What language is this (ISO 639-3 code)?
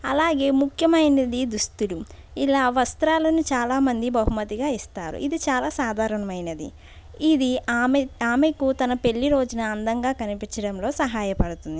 tel